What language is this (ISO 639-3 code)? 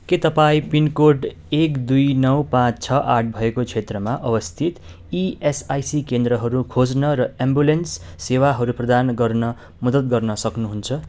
nep